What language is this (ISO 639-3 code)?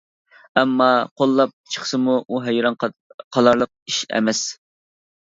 uig